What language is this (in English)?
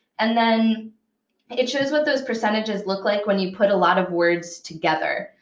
English